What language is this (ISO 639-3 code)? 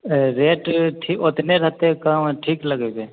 mai